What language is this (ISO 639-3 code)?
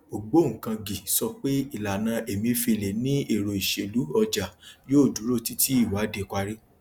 yor